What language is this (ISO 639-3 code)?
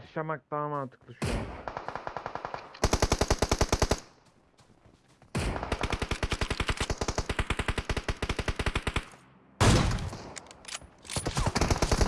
tur